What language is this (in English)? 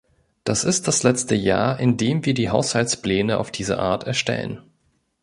German